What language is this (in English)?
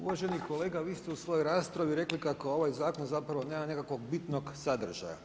Croatian